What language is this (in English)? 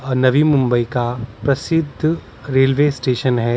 Hindi